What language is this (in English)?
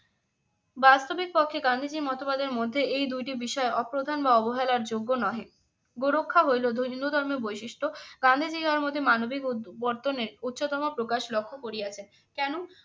Bangla